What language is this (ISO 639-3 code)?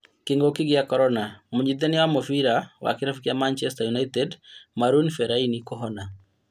kik